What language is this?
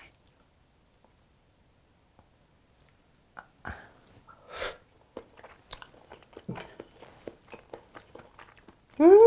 Korean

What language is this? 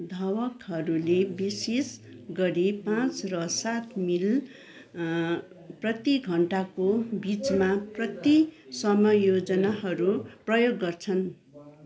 Nepali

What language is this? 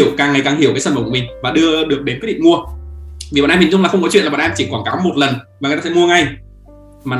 Vietnamese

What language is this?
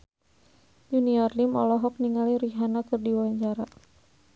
Sundanese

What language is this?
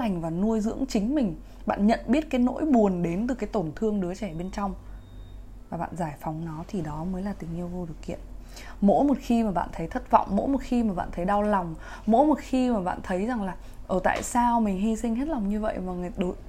Vietnamese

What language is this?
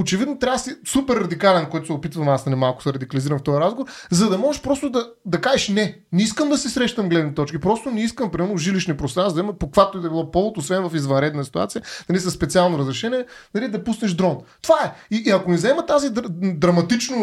Bulgarian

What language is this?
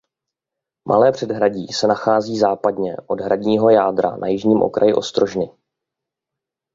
Czech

